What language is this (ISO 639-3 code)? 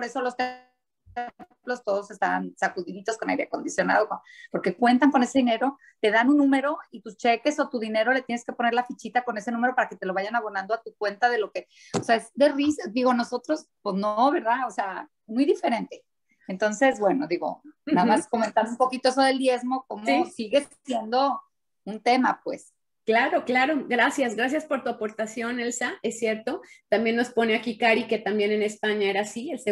spa